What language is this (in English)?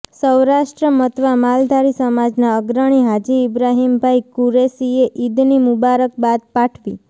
Gujarati